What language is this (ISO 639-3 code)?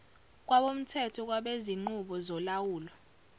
zul